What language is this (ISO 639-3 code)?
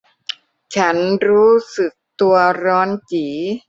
tha